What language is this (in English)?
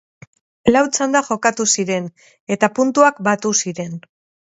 Basque